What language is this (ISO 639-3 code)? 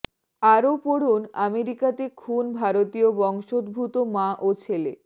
ben